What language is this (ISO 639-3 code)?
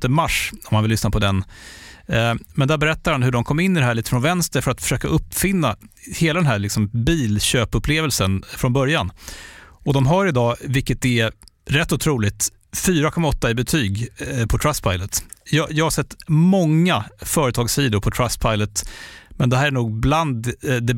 swe